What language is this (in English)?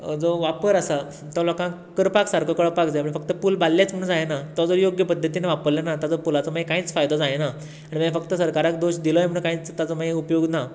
Konkani